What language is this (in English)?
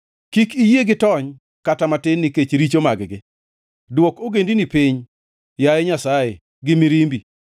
Luo (Kenya and Tanzania)